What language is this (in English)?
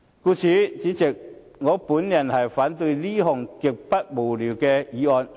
Cantonese